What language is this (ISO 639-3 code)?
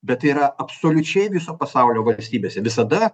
lit